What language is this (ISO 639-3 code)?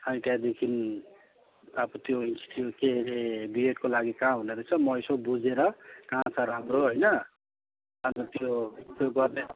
nep